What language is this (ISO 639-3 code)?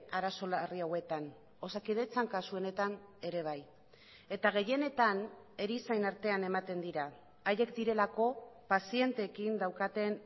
eus